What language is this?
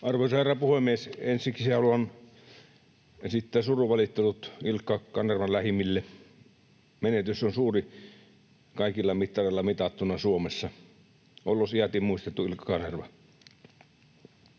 Finnish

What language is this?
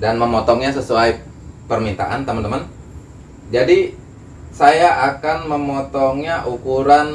Indonesian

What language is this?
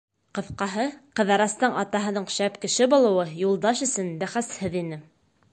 Bashkir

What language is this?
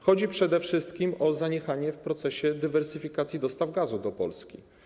Polish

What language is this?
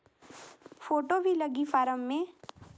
Chhattisgarhi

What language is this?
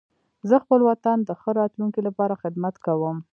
Pashto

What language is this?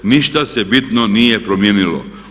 Croatian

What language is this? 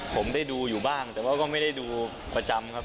Thai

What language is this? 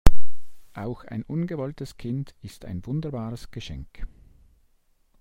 German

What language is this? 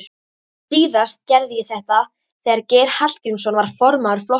Icelandic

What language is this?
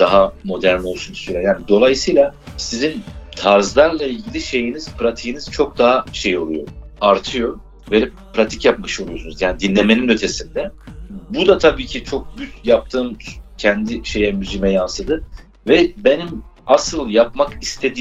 Turkish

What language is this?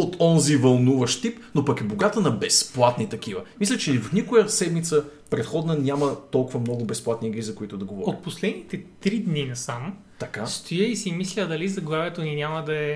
Bulgarian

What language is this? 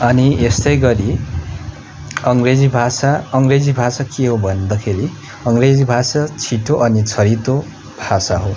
Nepali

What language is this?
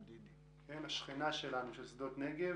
Hebrew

